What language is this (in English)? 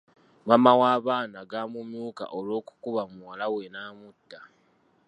Ganda